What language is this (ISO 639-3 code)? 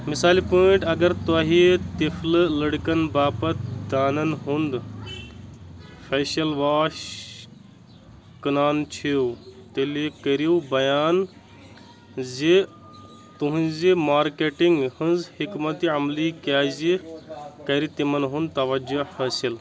kas